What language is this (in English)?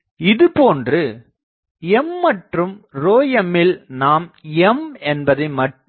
Tamil